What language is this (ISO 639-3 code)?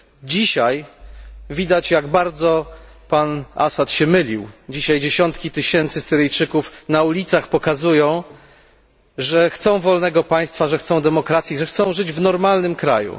pol